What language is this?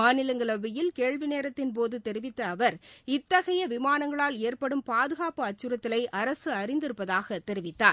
Tamil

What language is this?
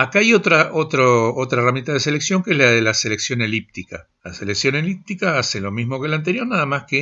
Spanish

